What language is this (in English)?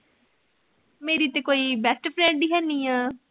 Punjabi